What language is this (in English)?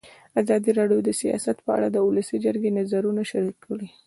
Pashto